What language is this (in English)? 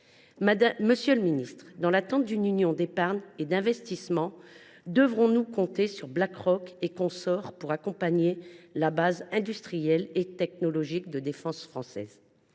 French